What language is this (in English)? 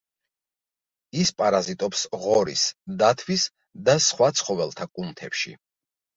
Georgian